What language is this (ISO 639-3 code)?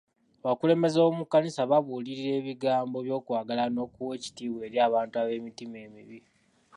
lug